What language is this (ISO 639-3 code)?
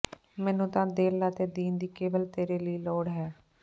pan